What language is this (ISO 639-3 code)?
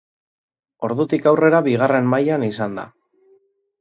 eus